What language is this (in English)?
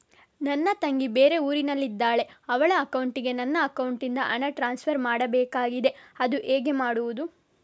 Kannada